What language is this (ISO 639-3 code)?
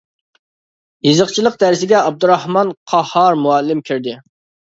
uig